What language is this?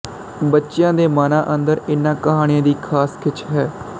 Punjabi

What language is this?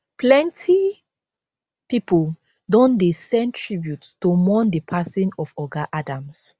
Nigerian Pidgin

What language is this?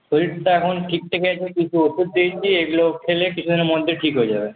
Bangla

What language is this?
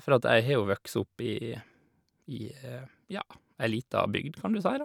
Norwegian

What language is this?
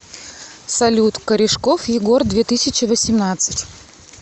Russian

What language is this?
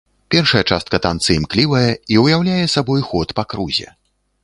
Belarusian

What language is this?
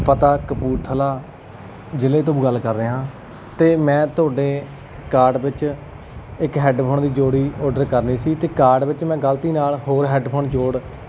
Punjabi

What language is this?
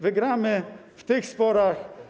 Polish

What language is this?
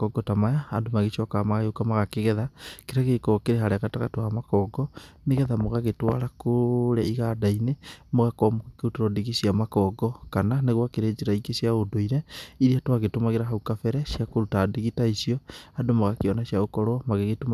Kikuyu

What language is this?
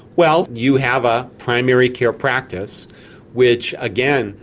English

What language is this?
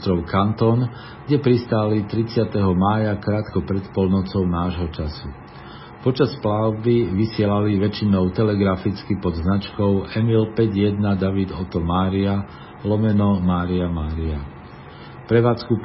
Slovak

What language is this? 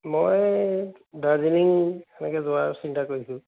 Assamese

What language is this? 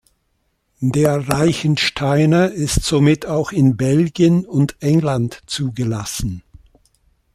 German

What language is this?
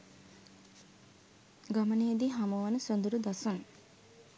Sinhala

